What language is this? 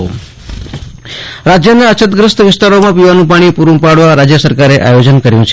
Gujarati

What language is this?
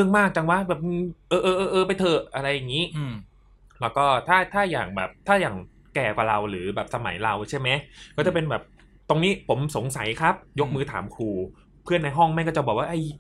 Thai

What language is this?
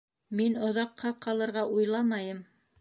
Bashkir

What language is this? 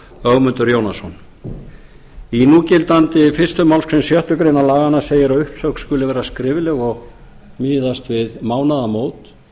Icelandic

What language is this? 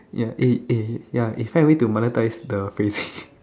English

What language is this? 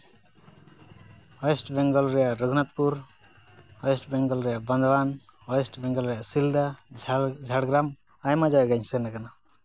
Santali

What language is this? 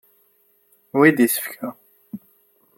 Kabyle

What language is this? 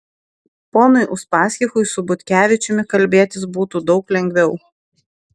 Lithuanian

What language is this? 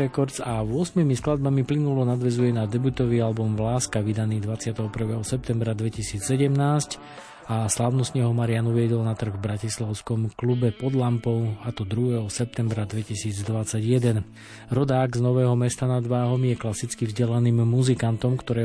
Slovak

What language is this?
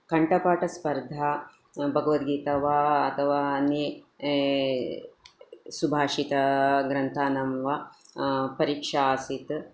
Sanskrit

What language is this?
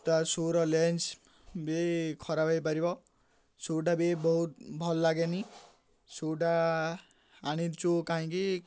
Odia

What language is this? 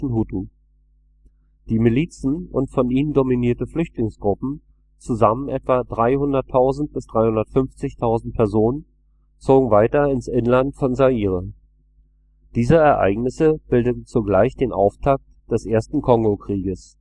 German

